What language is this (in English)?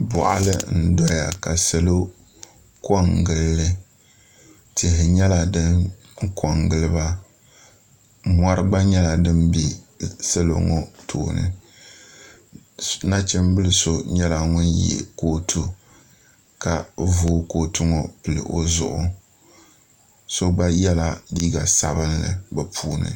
Dagbani